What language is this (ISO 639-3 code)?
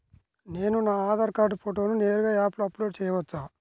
tel